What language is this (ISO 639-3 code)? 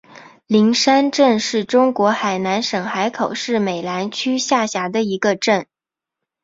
zho